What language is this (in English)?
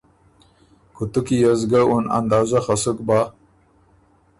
Ormuri